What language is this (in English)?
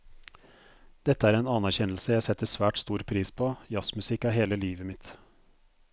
Norwegian